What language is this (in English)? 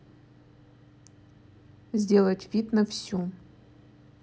Russian